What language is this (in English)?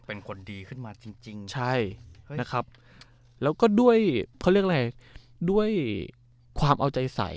Thai